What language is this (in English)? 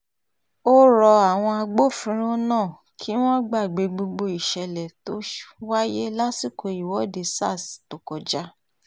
Yoruba